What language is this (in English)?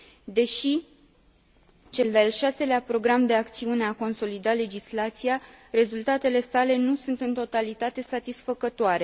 Romanian